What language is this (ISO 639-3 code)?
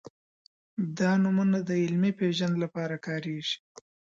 pus